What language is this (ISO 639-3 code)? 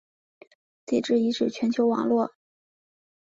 zho